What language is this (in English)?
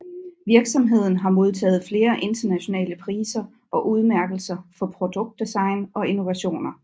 Danish